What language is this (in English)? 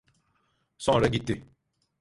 Turkish